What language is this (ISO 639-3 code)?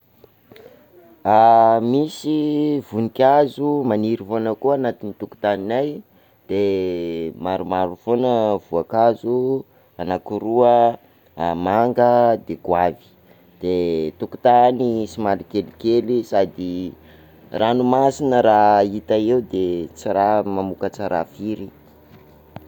skg